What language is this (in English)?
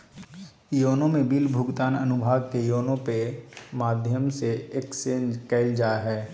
Magahi